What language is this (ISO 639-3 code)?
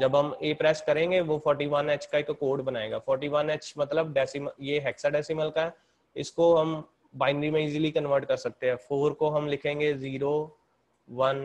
hin